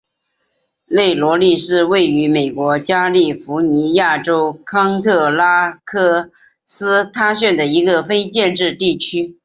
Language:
Chinese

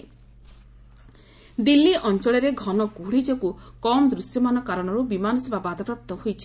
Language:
Odia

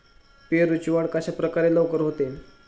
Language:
Marathi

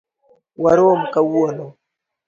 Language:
Luo (Kenya and Tanzania)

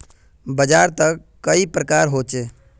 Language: Magahi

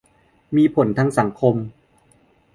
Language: Thai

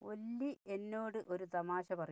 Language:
Malayalam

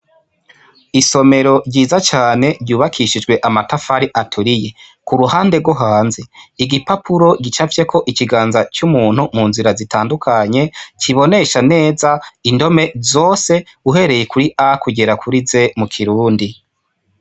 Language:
Rundi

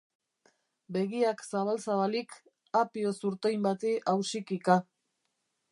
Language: Basque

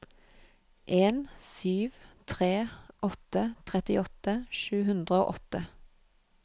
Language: Norwegian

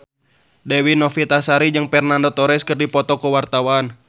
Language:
Sundanese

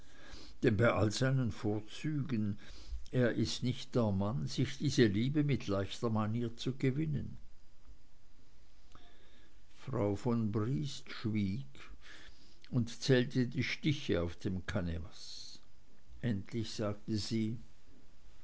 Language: German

